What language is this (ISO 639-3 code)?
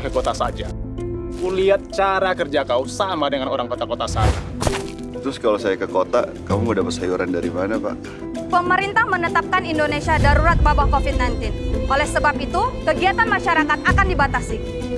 ind